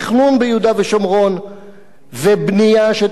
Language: Hebrew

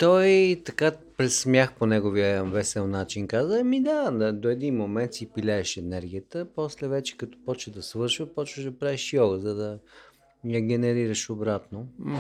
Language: Bulgarian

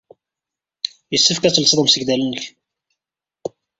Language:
Kabyle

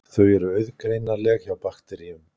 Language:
Icelandic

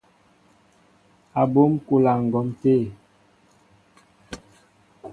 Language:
Mbo (Cameroon)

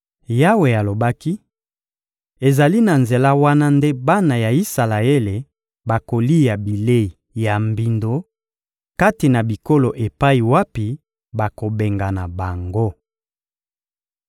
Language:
Lingala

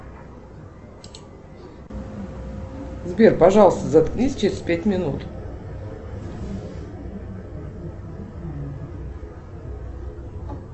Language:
Russian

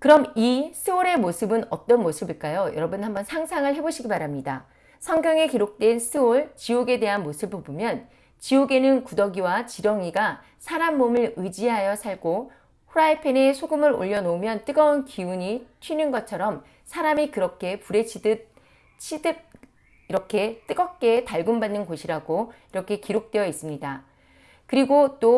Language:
Korean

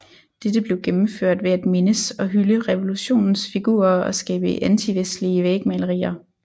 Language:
Danish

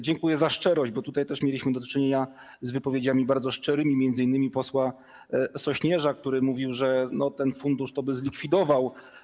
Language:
Polish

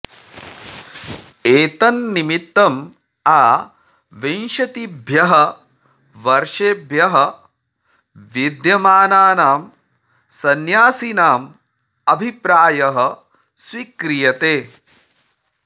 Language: Sanskrit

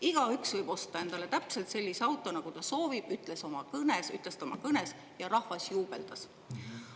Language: Estonian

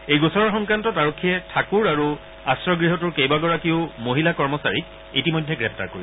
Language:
Assamese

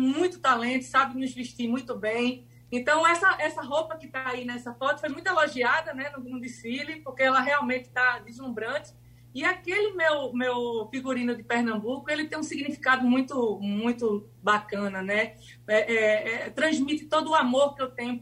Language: Portuguese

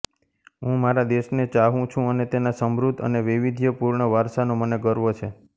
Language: Gujarati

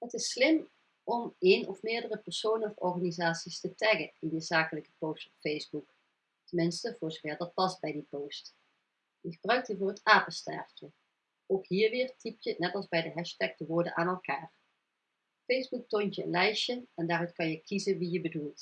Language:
Dutch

